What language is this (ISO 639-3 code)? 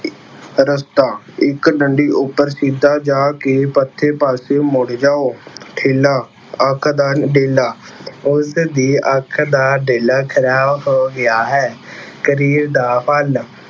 pan